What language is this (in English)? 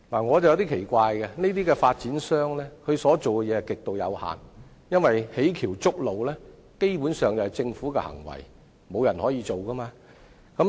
Cantonese